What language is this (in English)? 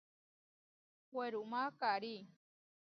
Huarijio